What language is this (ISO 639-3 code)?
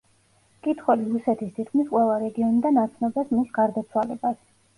kat